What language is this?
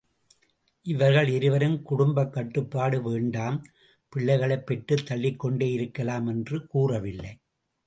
Tamil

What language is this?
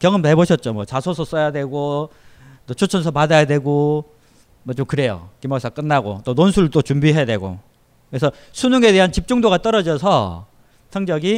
Korean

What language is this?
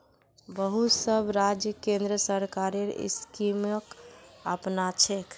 Magahi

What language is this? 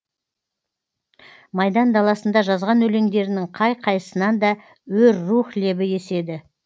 Kazakh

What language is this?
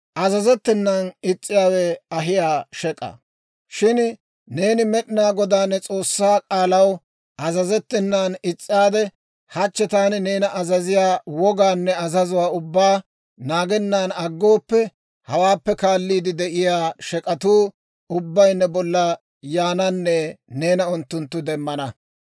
Dawro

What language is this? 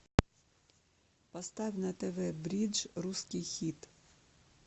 Russian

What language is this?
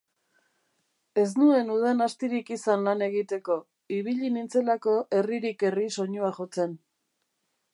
Basque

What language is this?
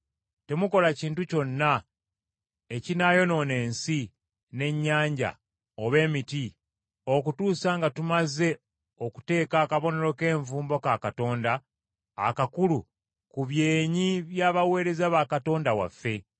Ganda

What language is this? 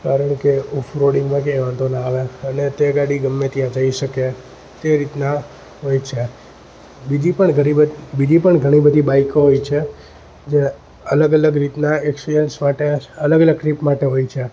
Gujarati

